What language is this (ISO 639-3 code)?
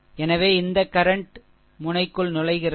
tam